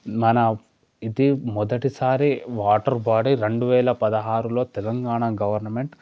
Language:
Telugu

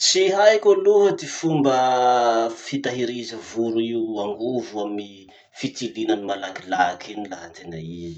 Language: Masikoro Malagasy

